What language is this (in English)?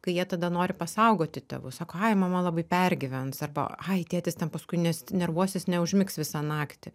Lithuanian